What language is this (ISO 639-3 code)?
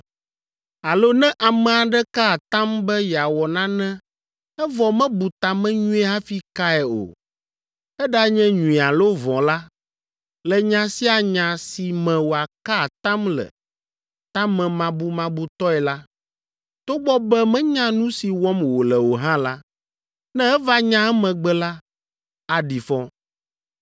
ewe